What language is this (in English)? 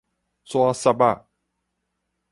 Min Nan Chinese